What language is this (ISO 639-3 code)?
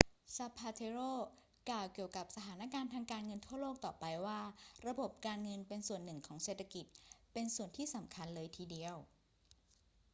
tha